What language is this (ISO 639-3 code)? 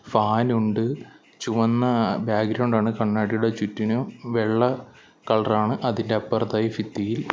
mal